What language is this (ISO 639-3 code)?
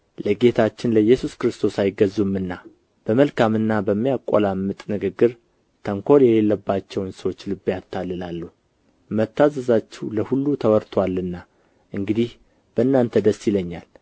amh